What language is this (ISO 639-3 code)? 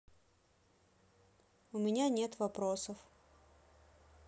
rus